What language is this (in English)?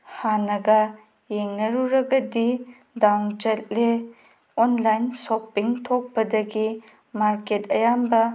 Manipuri